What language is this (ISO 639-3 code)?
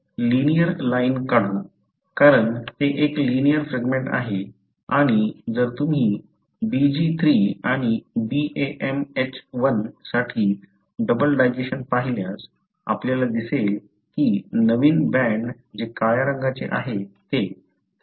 mar